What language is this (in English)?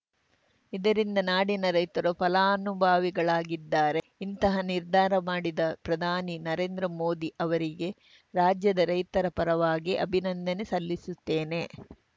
Kannada